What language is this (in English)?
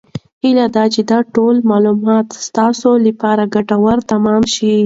Pashto